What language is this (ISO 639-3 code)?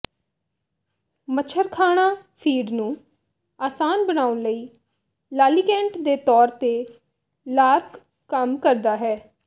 pan